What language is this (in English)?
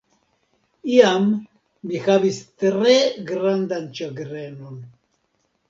Esperanto